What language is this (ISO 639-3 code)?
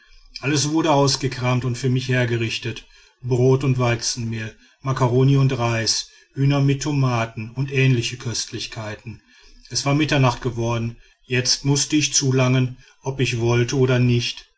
deu